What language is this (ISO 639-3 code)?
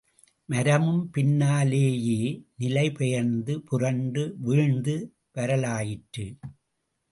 tam